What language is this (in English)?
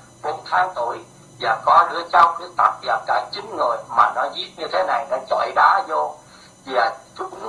Vietnamese